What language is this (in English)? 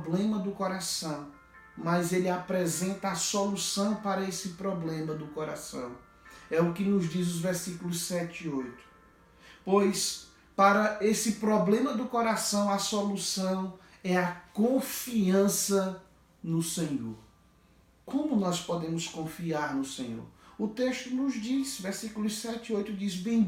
Portuguese